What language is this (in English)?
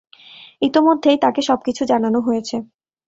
Bangla